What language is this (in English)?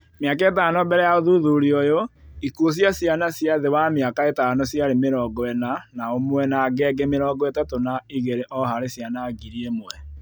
Kikuyu